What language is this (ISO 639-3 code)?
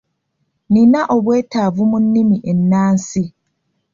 lug